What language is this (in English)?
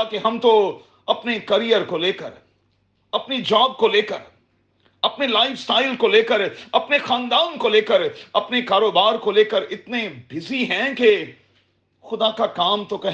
Urdu